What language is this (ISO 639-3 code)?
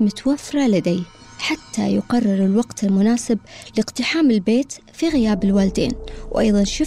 ara